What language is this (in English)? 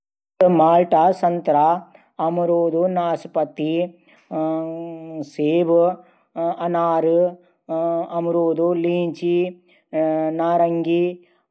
Garhwali